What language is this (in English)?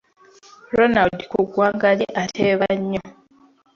Ganda